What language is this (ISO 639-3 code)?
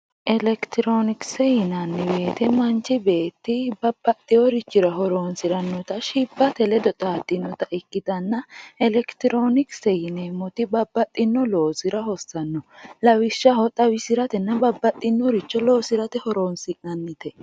sid